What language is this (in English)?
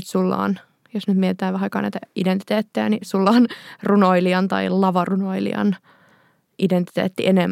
Finnish